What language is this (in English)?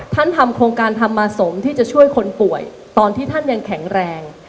Thai